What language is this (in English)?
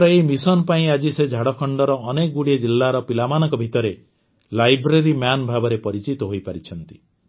Odia